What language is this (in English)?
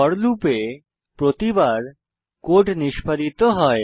Bangla